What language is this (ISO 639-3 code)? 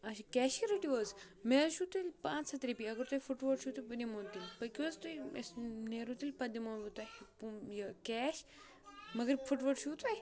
kas